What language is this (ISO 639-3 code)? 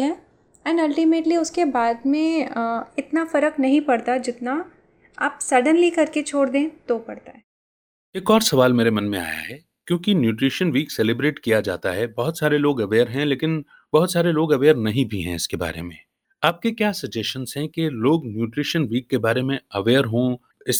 hin